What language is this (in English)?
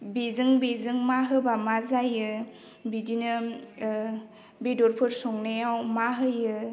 Bodo